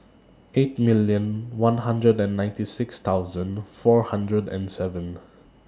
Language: English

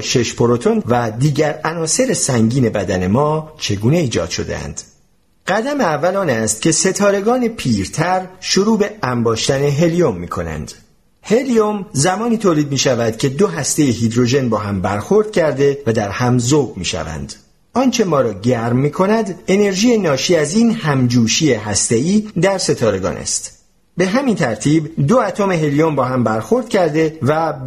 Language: Persian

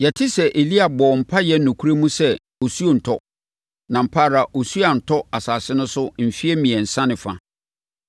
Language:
Akan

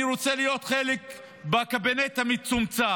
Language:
Hebrew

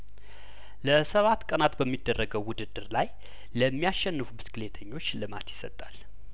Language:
Amharic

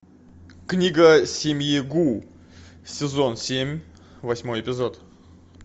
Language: Russian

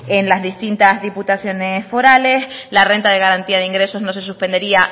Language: Spanish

